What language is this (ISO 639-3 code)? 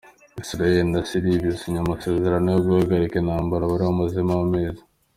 kin